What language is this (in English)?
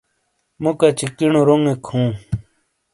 Shina